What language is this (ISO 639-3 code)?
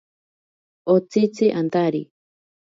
prq